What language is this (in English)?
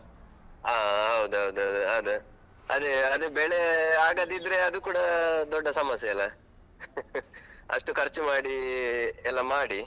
Kannada